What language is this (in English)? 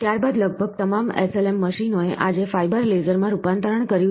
Gujarati